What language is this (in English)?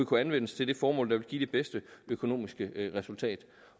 Danish